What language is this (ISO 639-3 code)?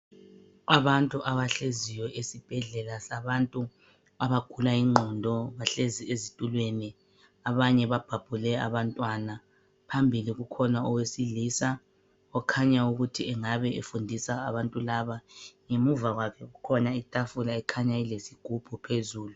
nde